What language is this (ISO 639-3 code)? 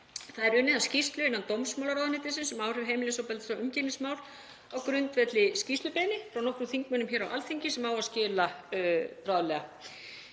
isl